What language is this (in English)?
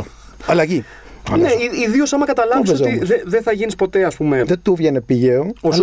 Greek